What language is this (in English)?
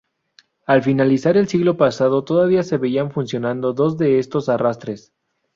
Spanish